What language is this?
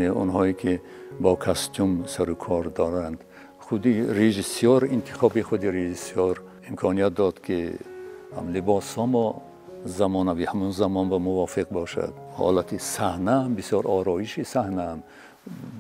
Persian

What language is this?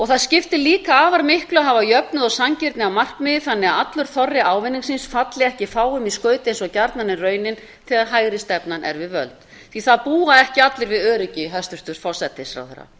Icelandic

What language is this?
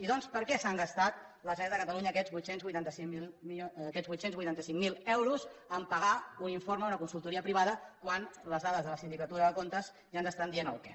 Catalan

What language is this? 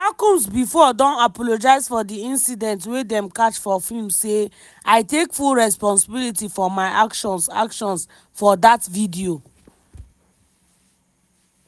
Nigerian Pidgin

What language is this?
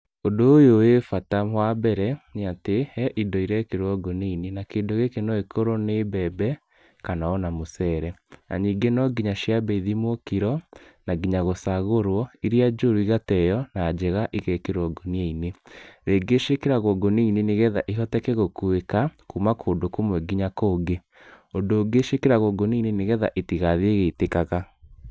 Kikuyu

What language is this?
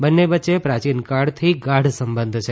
Gujarati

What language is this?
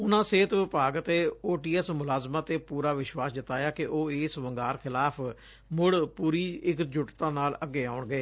Punjabi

